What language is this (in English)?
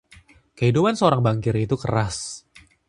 Indonesian